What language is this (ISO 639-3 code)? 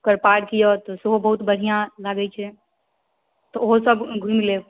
mai